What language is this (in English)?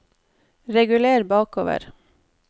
Norwegian